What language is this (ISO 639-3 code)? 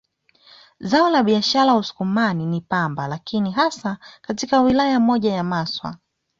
swa